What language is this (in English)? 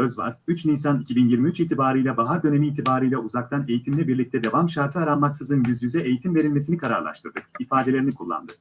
Turkish